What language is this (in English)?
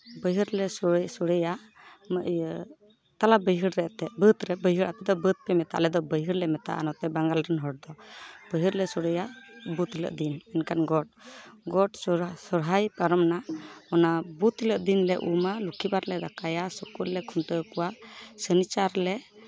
Santali